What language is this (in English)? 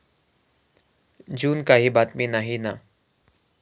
Marathi